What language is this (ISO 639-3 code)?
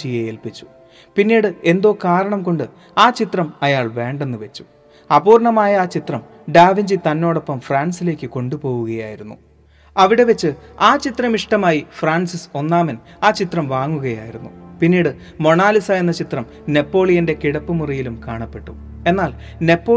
mal